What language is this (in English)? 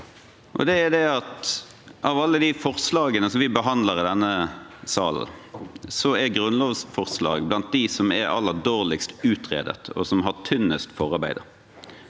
Norwegian